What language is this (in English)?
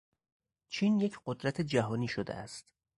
Persian